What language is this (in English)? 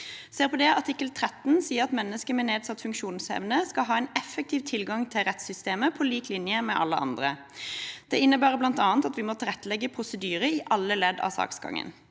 Norwegian